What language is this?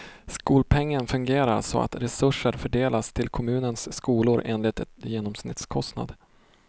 Swedish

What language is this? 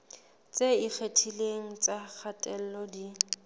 Southern Sotho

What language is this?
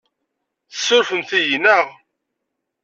Kabyle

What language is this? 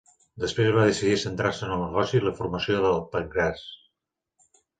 Catalan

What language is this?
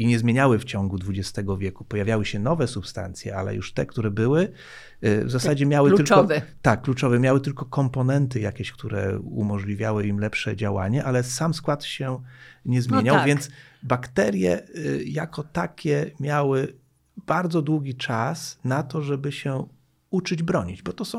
Polish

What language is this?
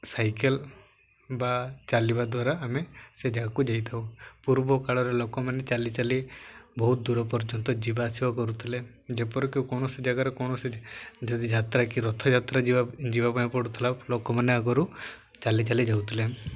Odia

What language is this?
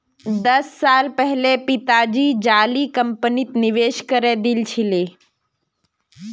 Magahi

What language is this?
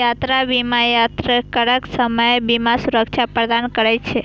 Maithili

